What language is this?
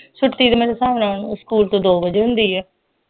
Punjabi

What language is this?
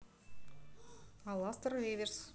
Russian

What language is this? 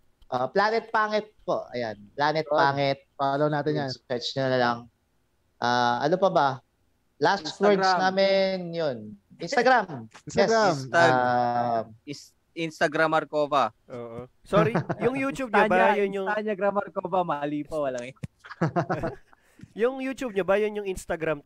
Filipino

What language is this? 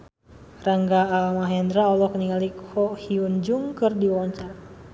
Sundanese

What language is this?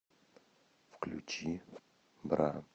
Russian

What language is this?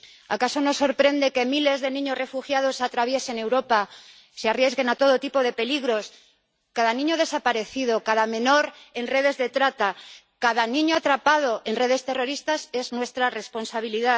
Spanish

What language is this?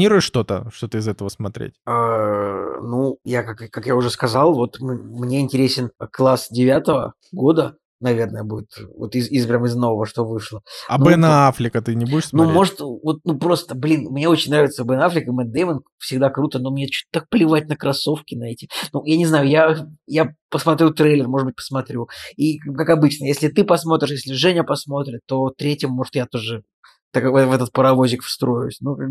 Russian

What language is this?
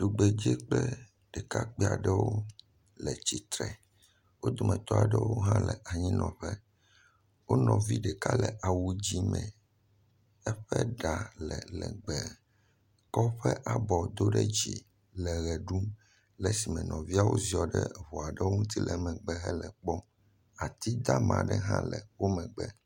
Ewe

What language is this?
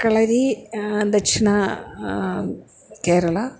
Sanskrit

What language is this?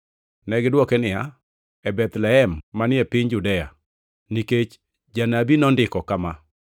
Luo (Kenya and Tanzania)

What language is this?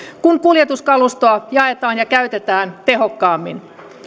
Finnish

